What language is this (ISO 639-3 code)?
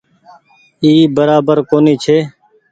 gig